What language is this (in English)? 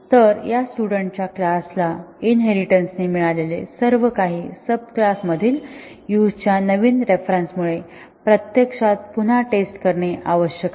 Marathi